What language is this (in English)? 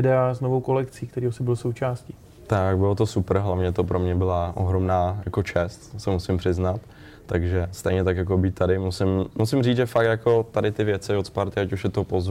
Czech